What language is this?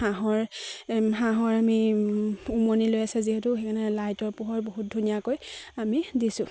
Assamese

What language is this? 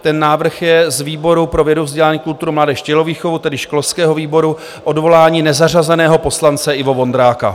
Czech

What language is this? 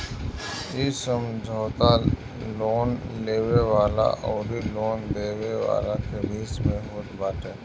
Bhojpuri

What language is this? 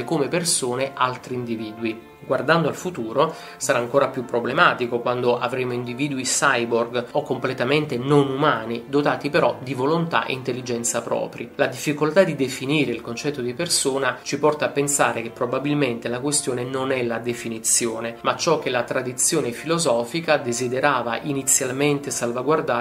Italian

